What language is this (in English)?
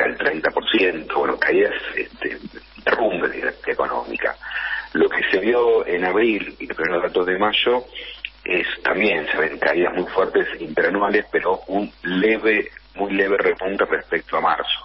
Spanish